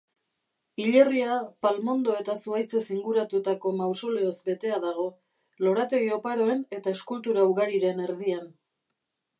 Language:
Basque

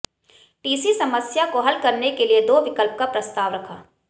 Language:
Hindi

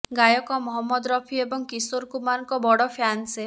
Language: Odia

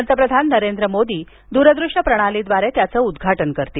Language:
Marathi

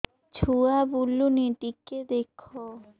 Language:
Odia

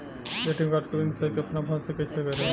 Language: Bhojpuri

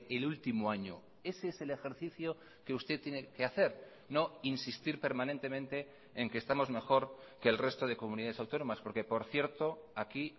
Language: Spanish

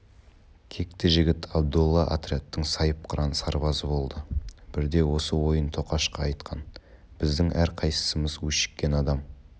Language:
Kazakh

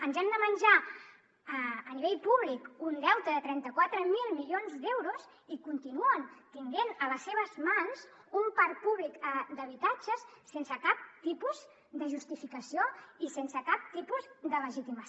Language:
Catalan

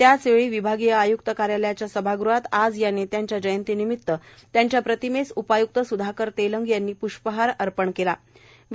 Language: Marathi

